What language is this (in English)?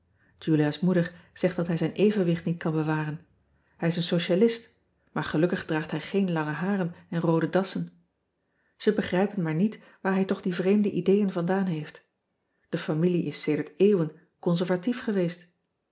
Dutch